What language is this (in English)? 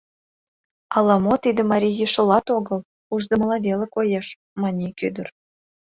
Mari